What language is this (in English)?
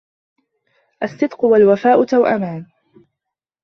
Arabic